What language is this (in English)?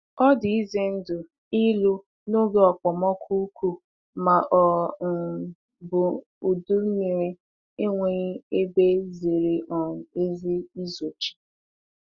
Igbo